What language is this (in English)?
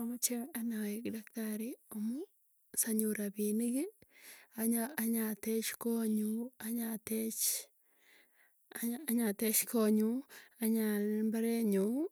Tugen